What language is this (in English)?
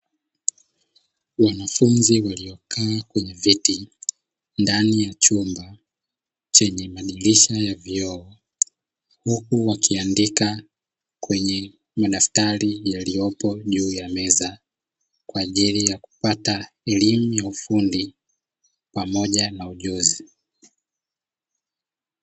Swahili